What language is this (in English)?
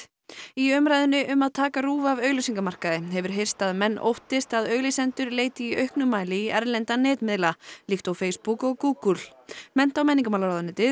Icelandic